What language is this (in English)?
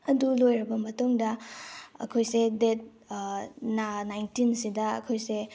Manipuri